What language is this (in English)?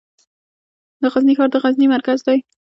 Pashto